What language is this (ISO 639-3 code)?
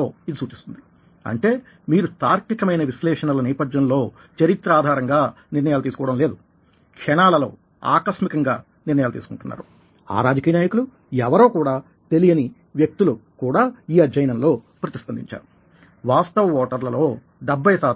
tel